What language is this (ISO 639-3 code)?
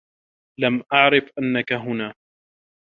ara